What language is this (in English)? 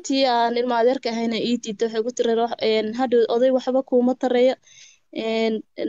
Arabic